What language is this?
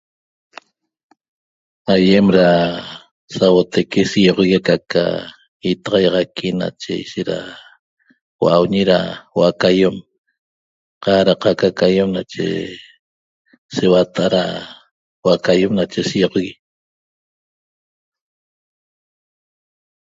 Toba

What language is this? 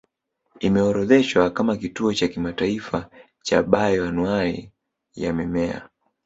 Swahili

